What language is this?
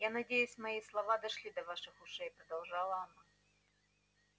Russian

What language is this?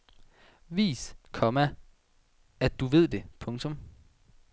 Danish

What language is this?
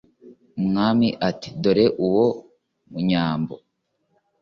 Kinyarwanda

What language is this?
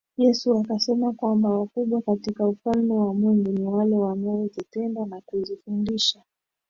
Swahili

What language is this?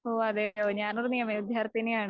Malayalam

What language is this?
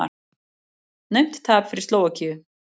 Icelandic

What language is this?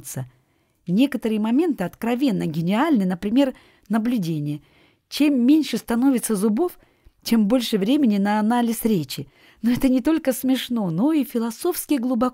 Russian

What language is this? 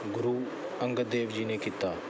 Punjabi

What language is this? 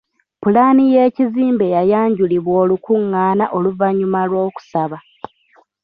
Ganda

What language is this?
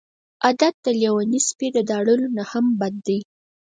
Pashto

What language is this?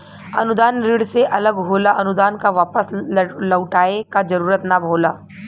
Bhojpuri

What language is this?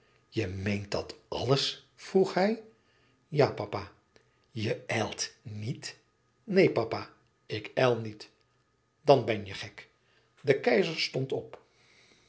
Dutch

